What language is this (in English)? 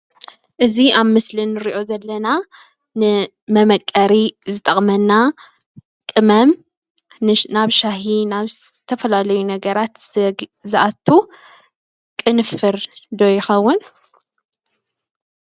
Tigrinya